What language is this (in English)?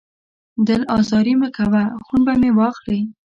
Pashto